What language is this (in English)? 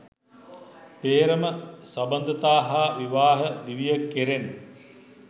Sinhala